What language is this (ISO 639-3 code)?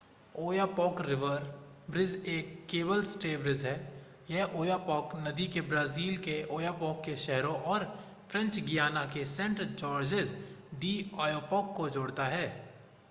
hin